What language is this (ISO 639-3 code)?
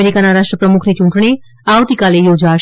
guj